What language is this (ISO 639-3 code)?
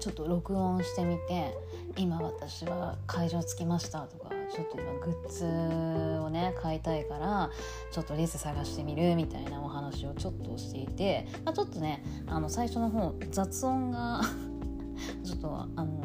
jpn